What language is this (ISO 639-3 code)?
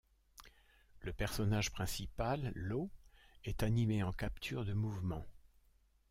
fra